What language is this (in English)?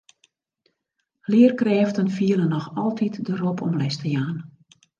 Western Frisian